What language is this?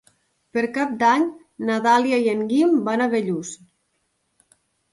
Catalan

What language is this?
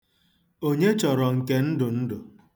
Igbo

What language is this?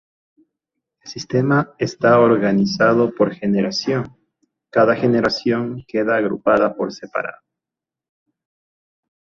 Spanish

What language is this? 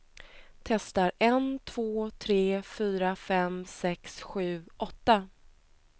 Swedish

